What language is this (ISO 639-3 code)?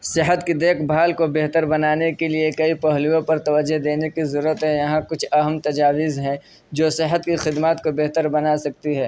urd